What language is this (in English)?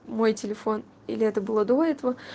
Russian